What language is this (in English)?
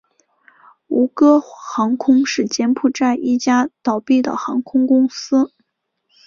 Chinese